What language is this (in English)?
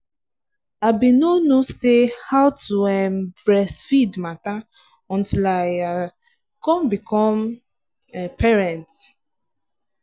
Nigerian Pidgin